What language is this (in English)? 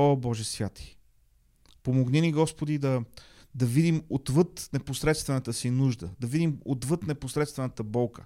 Bulgarian